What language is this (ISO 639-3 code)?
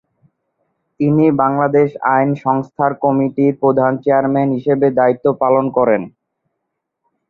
ben